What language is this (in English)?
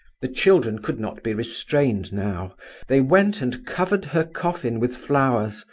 English